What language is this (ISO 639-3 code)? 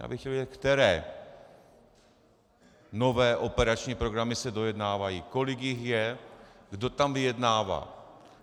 ces